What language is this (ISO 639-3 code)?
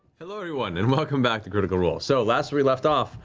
eng